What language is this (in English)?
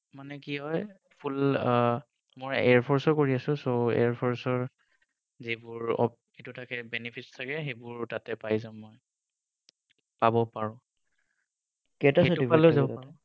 Assamese